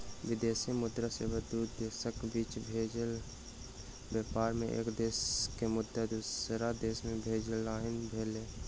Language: Maithili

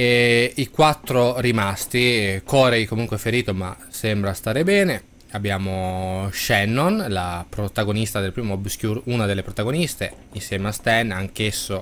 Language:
Italian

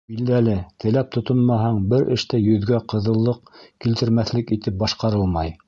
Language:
Bashkir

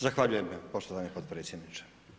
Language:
Croatian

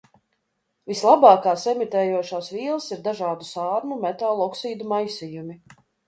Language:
Latvian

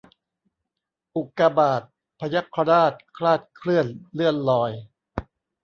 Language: Thai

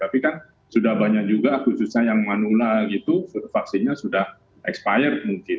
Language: Indonesian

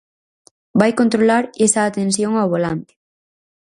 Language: Galician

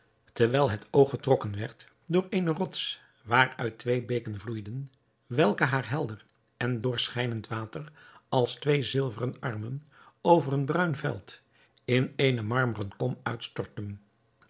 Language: Dutch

